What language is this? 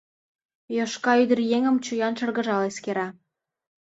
Mari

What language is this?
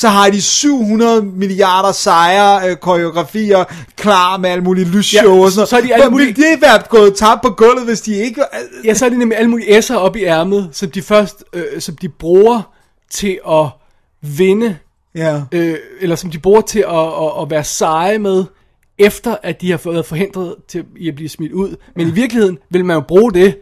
Danish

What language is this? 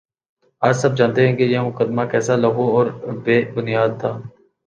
Urdu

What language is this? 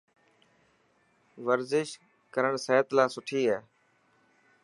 Dhatki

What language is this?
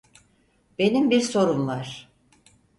Turkish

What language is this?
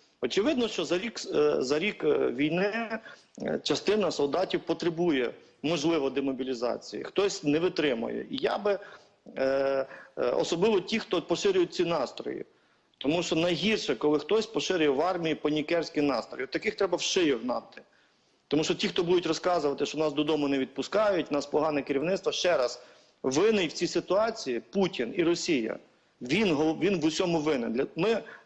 Ukrainian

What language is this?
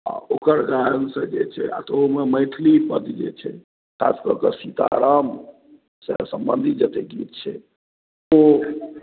Maithili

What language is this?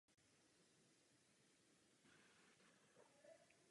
Czech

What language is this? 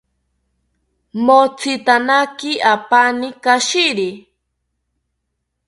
South Ucayali Ashéninka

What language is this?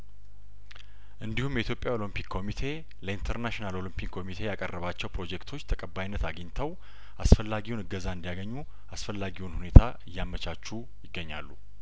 Amharic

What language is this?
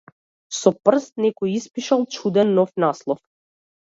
Macedonian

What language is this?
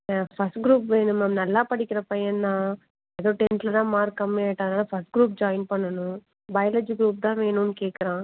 Tamil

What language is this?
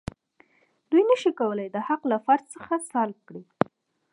Pashto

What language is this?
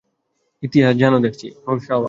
Bangla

